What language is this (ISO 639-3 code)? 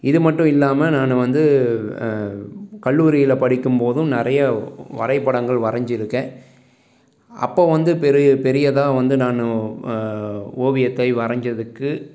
tam